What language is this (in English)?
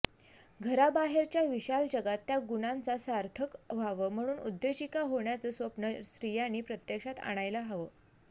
Marathi